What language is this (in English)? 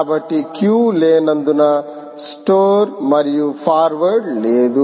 Telugu